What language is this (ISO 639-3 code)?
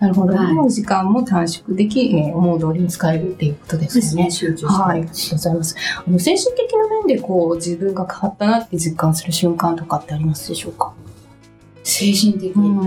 jpn